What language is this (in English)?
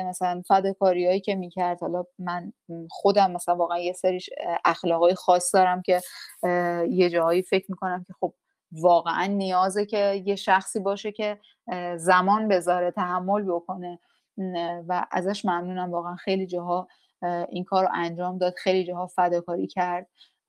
Persian